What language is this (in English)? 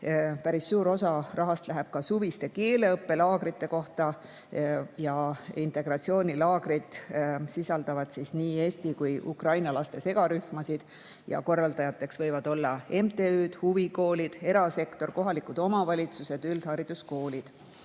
Estonian